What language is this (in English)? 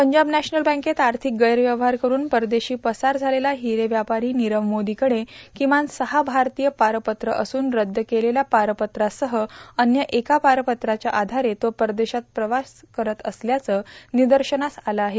Marathi